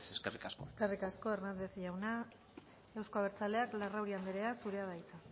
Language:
Basque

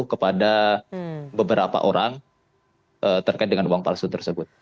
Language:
Indonesian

